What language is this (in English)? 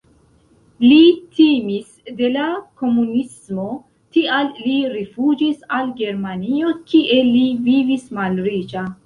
Esperanto